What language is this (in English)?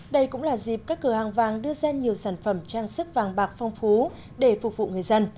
Vietnamese